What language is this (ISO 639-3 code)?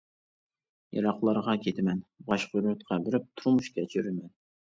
uig